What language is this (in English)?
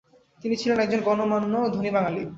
Bangla